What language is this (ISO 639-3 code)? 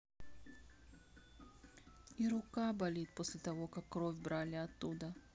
rus